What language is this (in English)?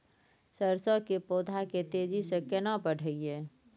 Maithili